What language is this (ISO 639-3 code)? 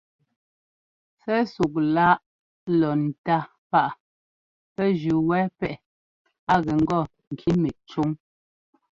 jgo